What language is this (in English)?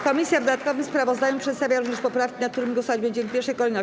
Polish